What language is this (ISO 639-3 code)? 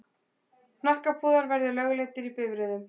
isl